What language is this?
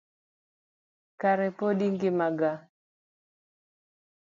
Luo (Kenya and Tanzania)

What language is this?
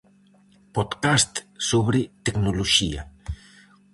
Galician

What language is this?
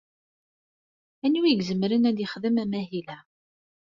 Kabyle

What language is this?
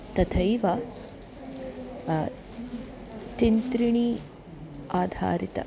Sanskrit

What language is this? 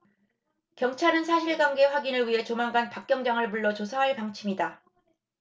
Korean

